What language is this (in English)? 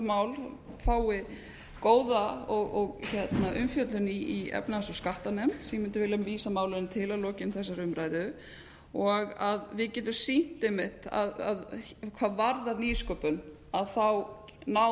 Icelandic